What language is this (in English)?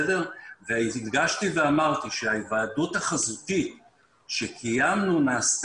Hebrew